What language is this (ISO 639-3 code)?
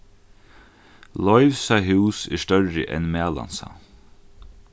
fao